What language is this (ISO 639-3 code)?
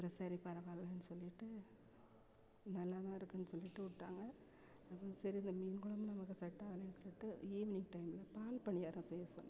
tam